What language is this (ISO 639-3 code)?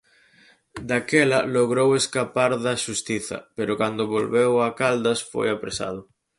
glg